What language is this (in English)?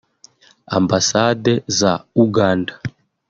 Kinyarwanda